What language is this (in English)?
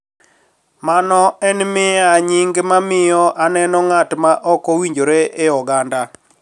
Luo (Kenya and Tanzania)